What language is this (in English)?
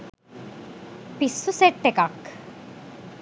Sinhala